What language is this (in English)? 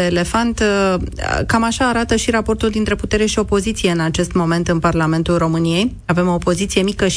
Romanian